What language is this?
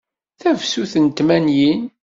Kabyle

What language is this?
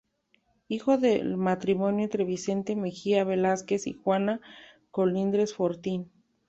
Spanish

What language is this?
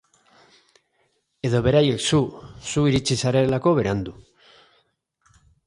Basque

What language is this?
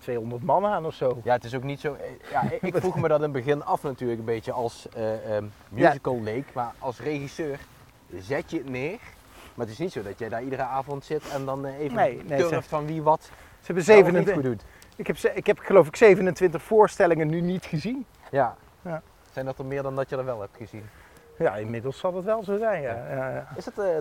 Dutch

